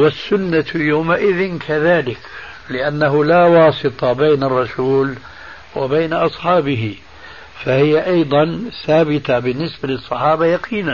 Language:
Arabic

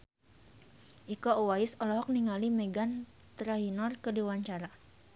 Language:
Sundanese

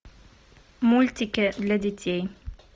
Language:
Russian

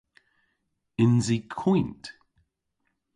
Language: Cornish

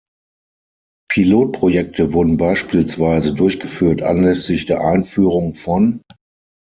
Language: German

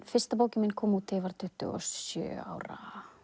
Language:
Icelandic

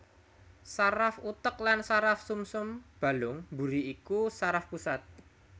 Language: Javanese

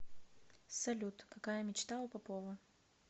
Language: Russian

